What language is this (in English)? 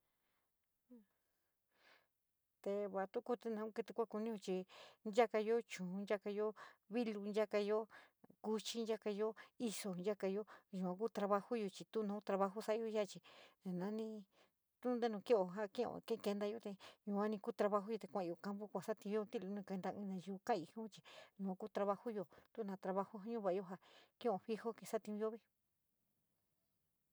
San Miguel El Grande Mixtec